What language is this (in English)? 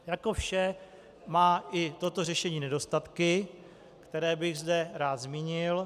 Czech